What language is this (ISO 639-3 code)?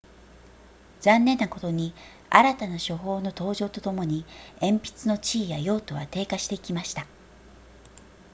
jpn